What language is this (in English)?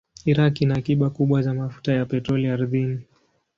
Swahili